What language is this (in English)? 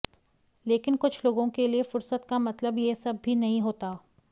Hindi